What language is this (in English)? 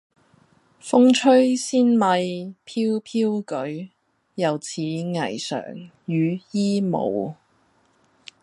Cantonese